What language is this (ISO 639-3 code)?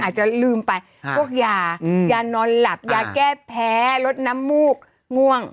tha